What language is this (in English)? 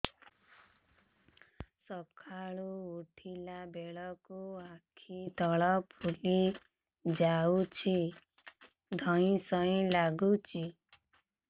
Odia